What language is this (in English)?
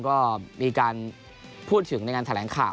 Thai